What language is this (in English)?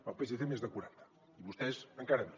Catalan